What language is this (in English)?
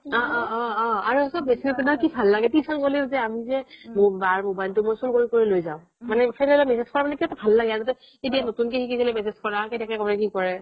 Assamese